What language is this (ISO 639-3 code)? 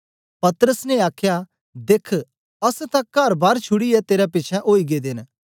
doi